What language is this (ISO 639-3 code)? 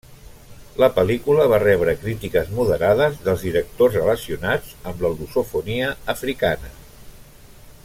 cat